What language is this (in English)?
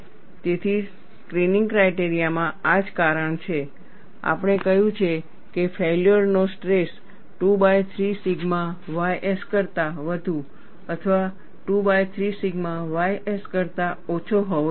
Gujarati